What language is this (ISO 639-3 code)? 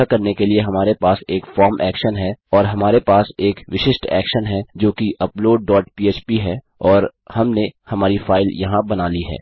hin